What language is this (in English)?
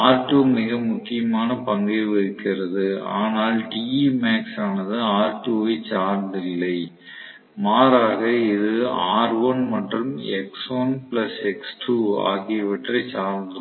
Tamil